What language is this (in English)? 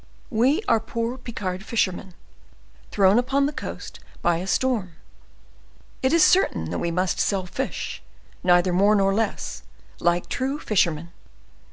English